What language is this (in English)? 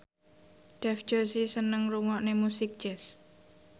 Javanese